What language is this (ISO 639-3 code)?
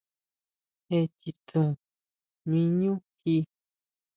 mau